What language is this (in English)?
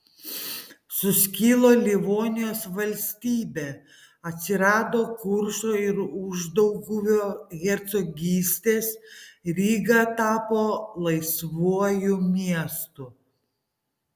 Lithuanian